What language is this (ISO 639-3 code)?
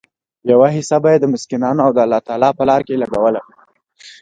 pus